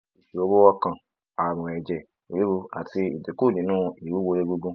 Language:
Yoruba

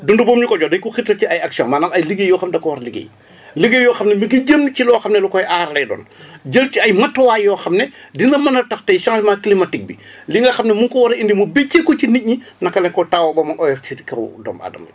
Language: Wolof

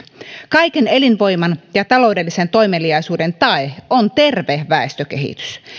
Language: Finnish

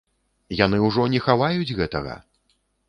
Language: Belarusian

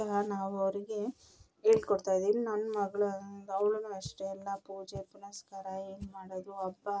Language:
Kannada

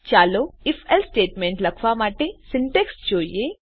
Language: Gujarati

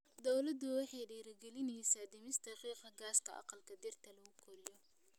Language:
Somali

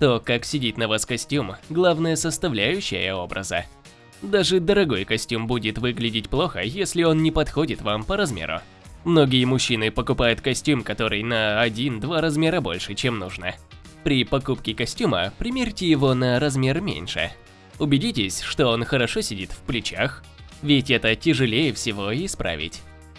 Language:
Russian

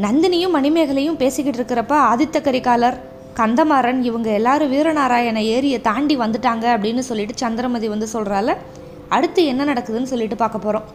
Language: Tamil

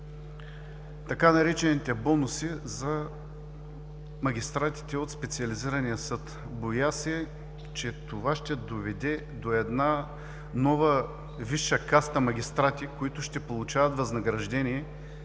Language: Bulgarian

